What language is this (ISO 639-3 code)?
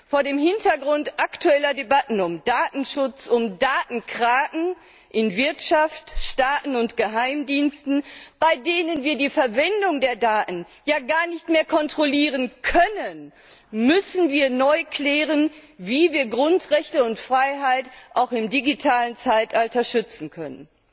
deu